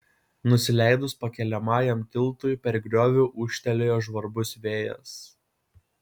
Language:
Lithuanian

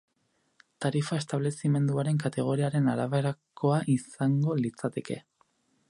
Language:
Basque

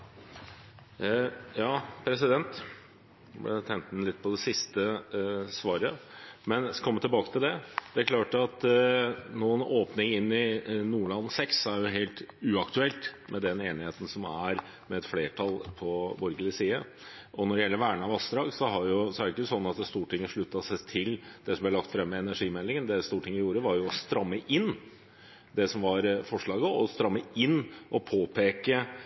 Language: Norwegian Bokmål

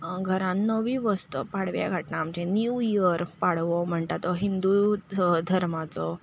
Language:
Konkani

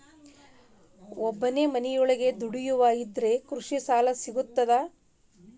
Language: Kannada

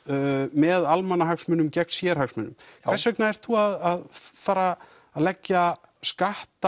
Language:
Icelandic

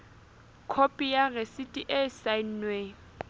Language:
Southern Sotho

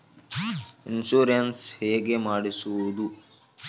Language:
Kannada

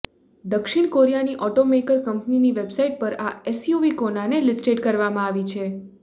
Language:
Gujarati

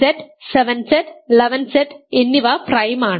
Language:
Malayalam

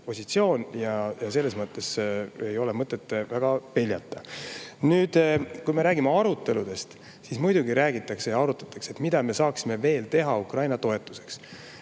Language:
Estonian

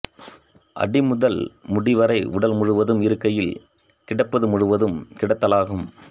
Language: Tamil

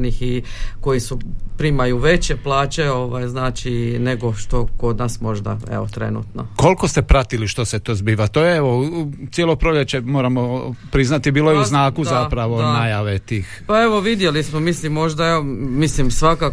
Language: Croatian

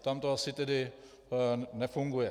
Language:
Czech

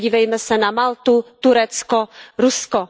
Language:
Czech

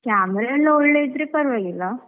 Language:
Kannada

